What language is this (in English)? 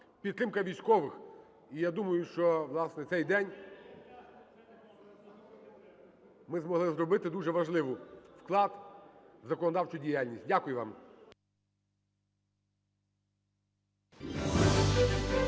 Ukrainian